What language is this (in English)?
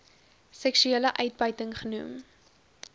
Afrikaans